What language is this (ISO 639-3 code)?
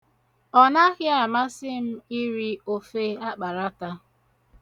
ibo